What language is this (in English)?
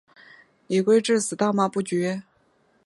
Chinese